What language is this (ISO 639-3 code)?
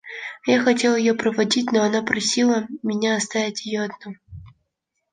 rus